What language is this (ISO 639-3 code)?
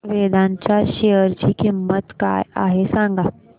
mar